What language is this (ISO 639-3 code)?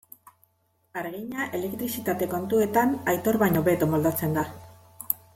eus